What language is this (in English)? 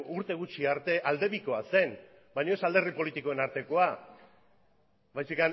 Basque